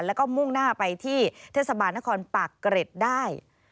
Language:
Thai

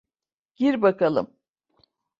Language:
Turkish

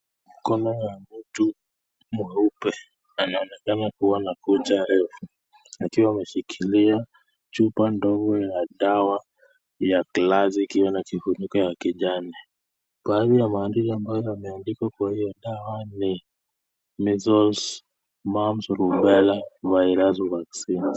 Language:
Swahili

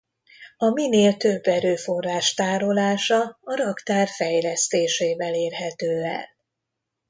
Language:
Hungarian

